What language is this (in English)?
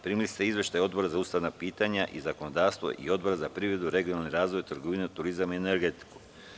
Serbian